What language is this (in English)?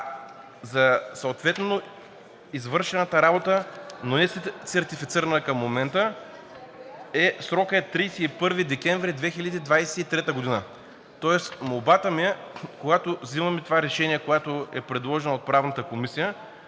Bulgarian